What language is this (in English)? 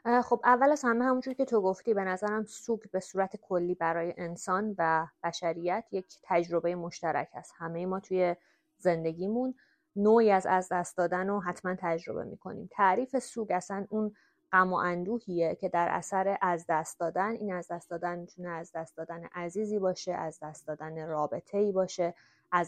Persian